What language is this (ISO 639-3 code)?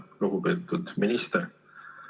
est